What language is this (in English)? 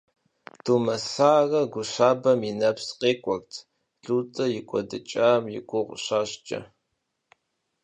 Kabardian